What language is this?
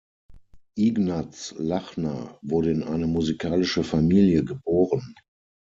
German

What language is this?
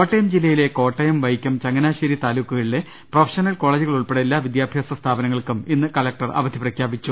Malayalam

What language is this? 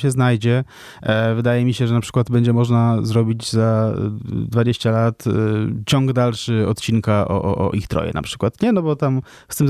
Polish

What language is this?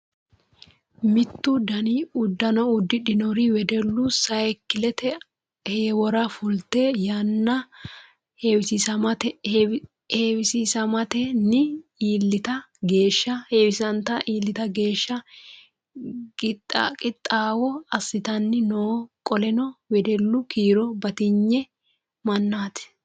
Sidamo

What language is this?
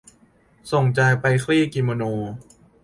Thai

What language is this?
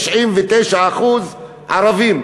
Hebrew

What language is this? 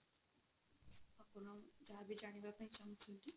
Odia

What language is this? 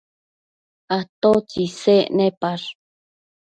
Matsés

